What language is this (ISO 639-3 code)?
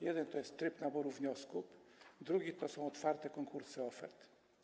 pol